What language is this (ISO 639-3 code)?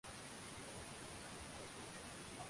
swa